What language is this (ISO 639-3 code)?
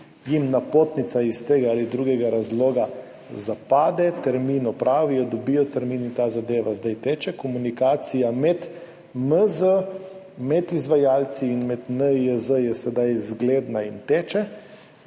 slv